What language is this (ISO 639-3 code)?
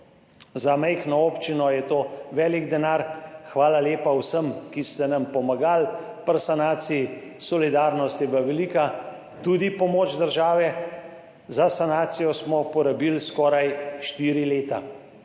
slv